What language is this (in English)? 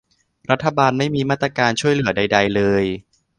Thai